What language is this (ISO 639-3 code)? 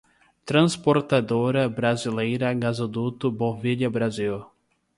por